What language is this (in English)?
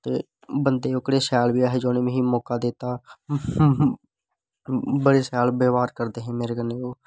Dogri